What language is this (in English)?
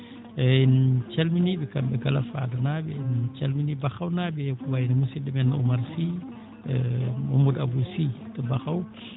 Fula